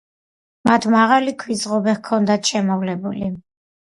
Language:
Georgian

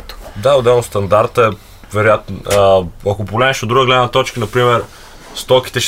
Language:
Bulgarian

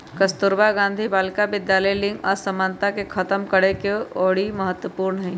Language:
Magahi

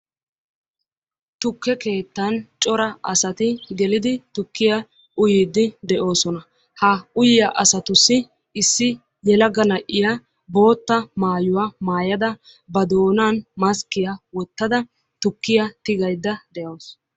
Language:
Wolaytta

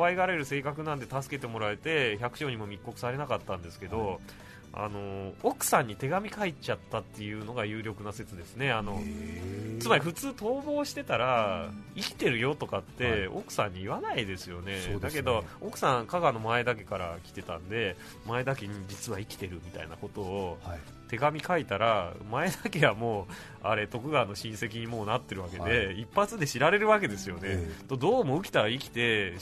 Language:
Japanese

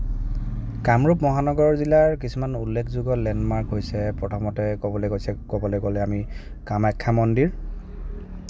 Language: Assamese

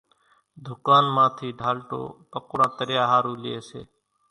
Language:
Kachi Koli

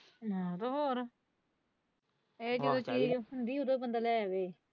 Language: Punjabi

